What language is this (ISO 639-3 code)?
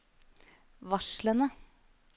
nor